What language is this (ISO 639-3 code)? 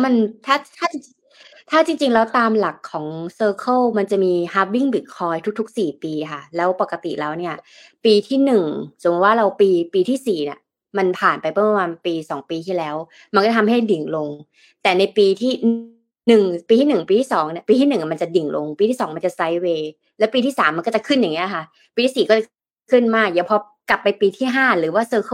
tha